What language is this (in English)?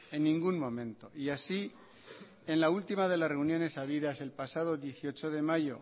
Spanish